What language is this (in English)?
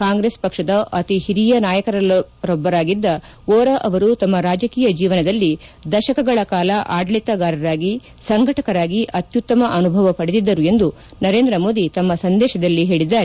Kannada